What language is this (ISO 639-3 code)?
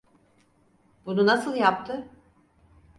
tur